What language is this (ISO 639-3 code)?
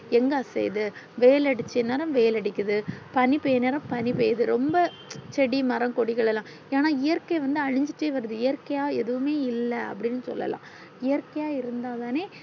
tam